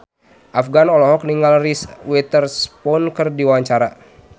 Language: Sundanese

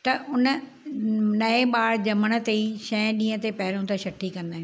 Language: Sindhi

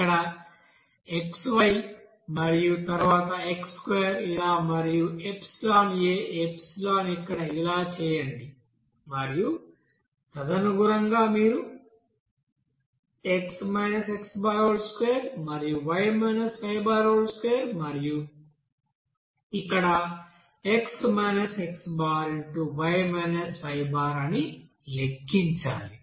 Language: Telugu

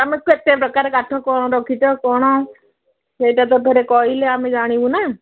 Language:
Odia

